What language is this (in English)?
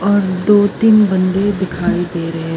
Punjabi